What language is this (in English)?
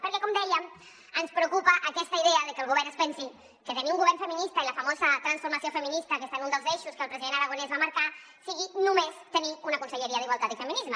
Catalan